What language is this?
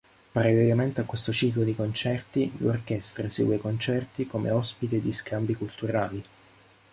Italian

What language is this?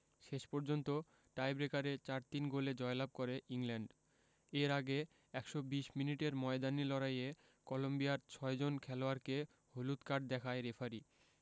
Bangla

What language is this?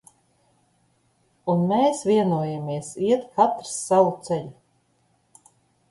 Latvian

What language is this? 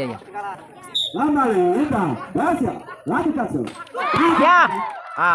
Indonesian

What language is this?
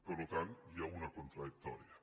Catalan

